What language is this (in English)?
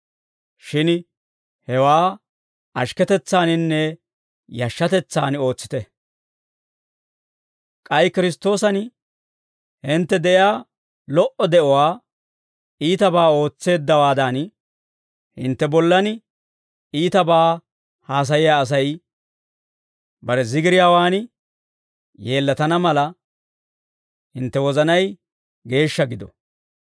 Dawro